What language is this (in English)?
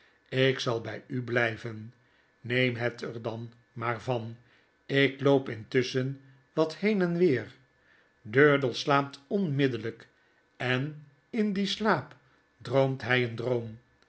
Dutch